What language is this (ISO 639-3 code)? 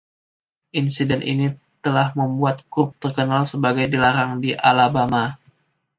ind